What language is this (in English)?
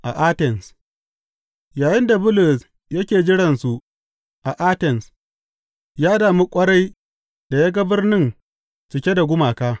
Hausa